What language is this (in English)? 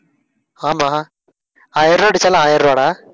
Tamil